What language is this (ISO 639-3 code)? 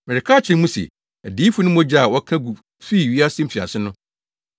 aka